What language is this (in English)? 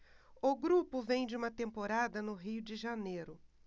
Portuguese